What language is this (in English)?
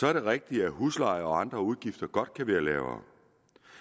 Danish